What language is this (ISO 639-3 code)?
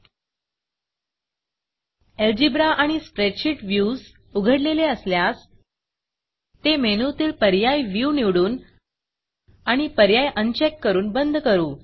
mar